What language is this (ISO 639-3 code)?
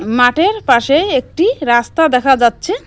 ben